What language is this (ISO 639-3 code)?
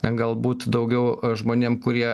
lit